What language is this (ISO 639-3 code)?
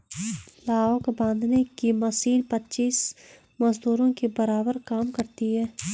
hin